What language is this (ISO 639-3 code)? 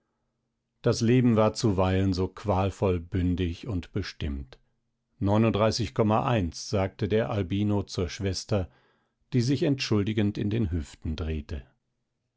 deu